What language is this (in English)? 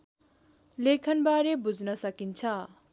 Nepali